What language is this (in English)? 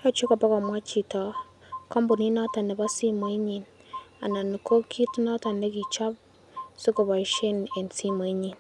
Kalenjin